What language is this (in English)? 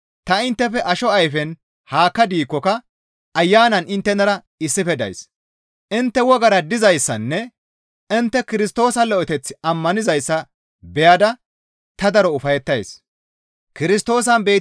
Gamo